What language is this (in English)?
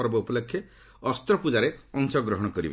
Odia